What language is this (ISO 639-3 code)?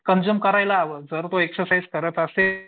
mar